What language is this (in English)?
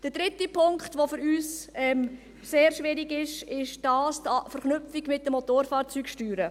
Swiss German